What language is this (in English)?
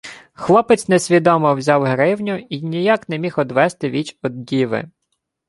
Ukrainian